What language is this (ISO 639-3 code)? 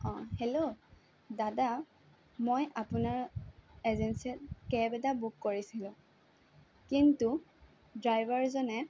asm